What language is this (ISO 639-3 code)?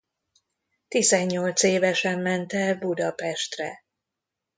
hun